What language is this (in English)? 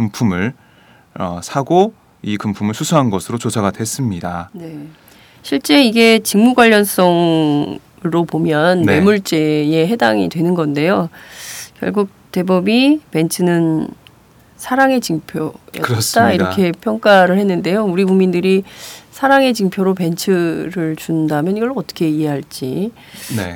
Korean